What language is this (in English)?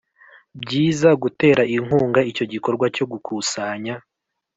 Kinyarwanda